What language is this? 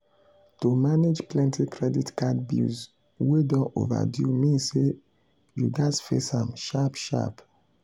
Nigerian Pidgin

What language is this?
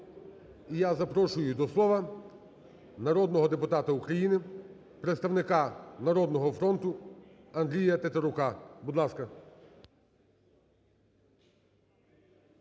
Ukrainian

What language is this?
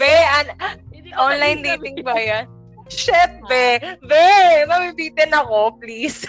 Filipino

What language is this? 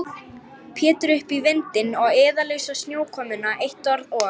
Icelandic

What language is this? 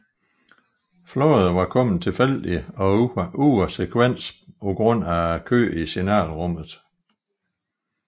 Danish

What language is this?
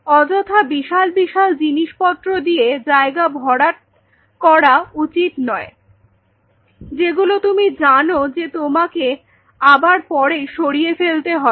Bangla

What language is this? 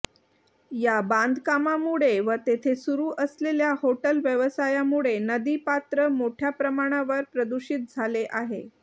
Marathi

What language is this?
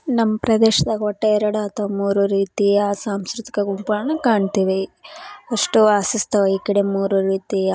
Kannada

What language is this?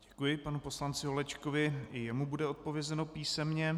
Czech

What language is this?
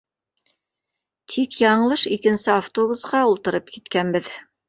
Bashkir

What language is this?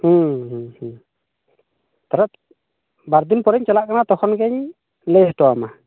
Santali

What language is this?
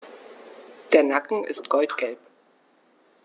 German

